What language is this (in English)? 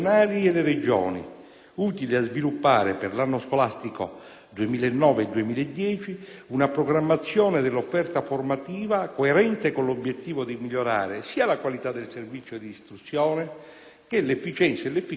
Italian